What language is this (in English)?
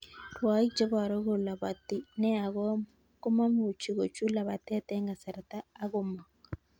Kalenjin